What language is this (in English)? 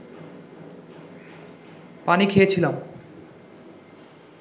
Bangla